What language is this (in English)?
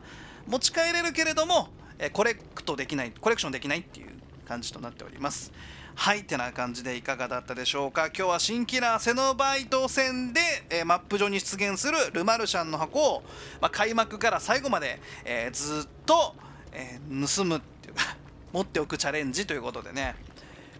Japanese